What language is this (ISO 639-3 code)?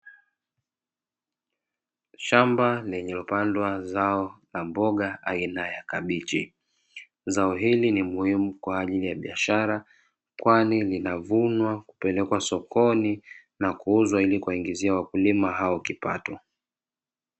swa